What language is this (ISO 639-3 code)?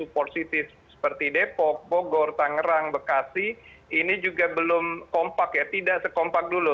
ind